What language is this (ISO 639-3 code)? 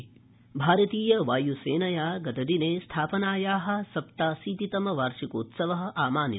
san